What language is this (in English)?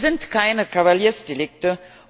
German